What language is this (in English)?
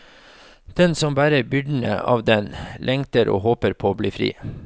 Norwegian